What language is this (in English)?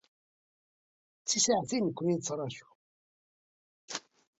Kabyle